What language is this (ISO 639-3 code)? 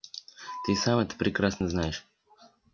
rus